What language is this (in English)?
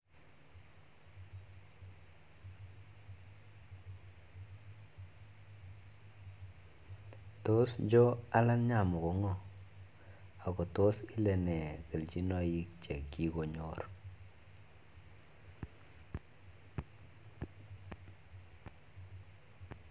Kalenjin